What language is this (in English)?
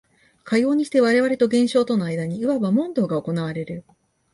Japanese